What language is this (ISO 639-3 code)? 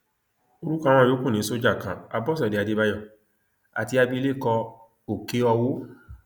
yor